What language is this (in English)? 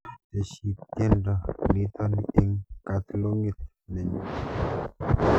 Kalenjin